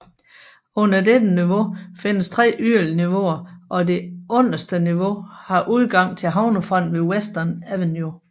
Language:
Danish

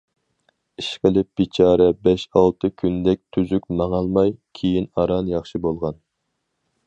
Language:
Uyghur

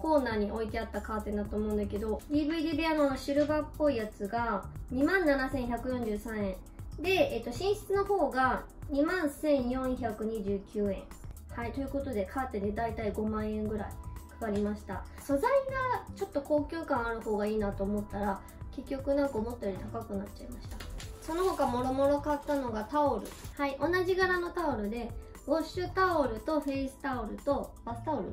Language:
Japanese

